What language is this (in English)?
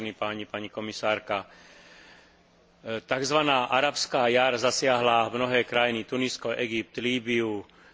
Slovak